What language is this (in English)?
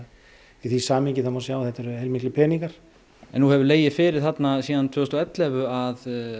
Icelandic